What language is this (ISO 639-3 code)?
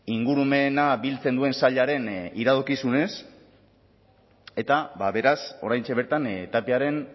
eus